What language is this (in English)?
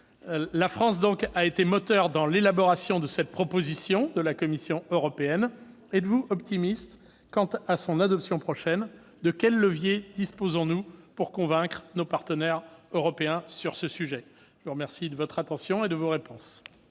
French